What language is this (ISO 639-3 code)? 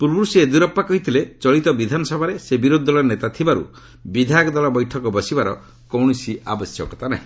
ori